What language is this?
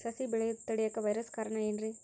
Kannada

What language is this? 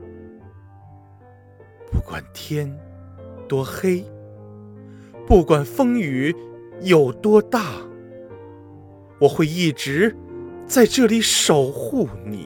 Chinese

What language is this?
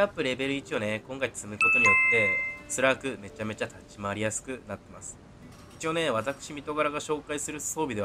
Japanese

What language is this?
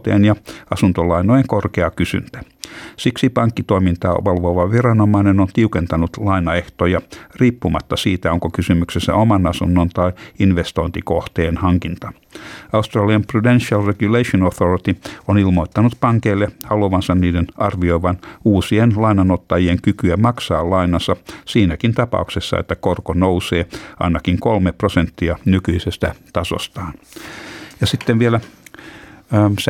Finnish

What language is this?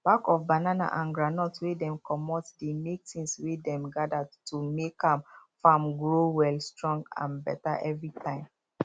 Nigerian Pidgin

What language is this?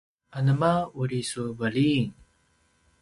Paiwan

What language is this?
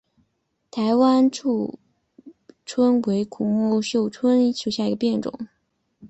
Chinese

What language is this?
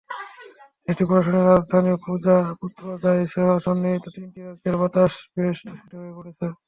Bangla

